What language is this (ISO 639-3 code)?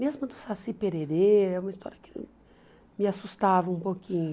por